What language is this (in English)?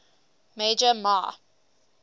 English